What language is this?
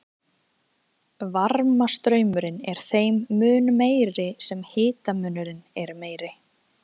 Icelandic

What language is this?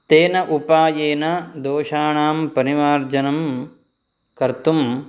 Sanskrit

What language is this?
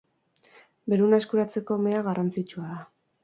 Basque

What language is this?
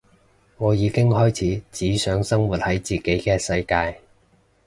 Cantonese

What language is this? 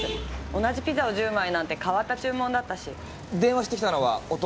Japanese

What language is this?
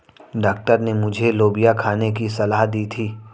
Hindi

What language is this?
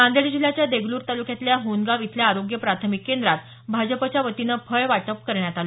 Marathi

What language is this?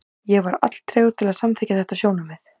Icelandic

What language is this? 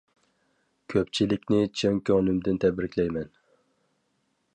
Uyghur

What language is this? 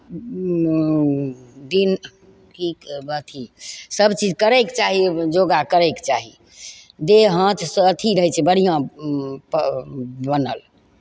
Maithili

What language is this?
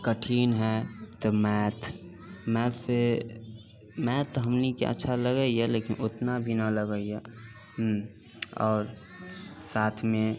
Maithili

